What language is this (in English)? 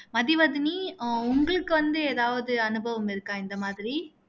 Tamil